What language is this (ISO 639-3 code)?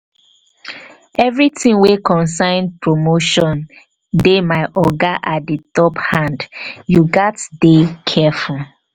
pcm